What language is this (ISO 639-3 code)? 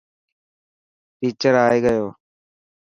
mki